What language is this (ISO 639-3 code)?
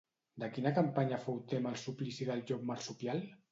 cat